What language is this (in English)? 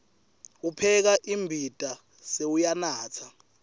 Swati